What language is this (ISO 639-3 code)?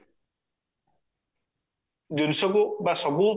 ori